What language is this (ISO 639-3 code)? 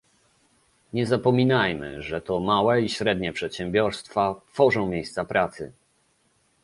pol